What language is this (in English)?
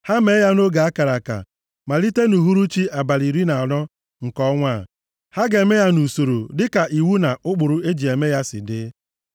Igbo